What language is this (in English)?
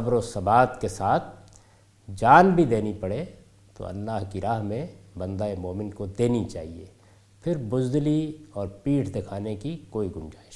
Urdu